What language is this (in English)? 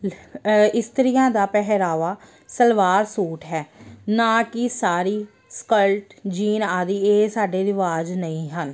Punjabi